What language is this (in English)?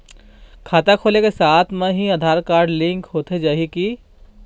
Chhattisgarhi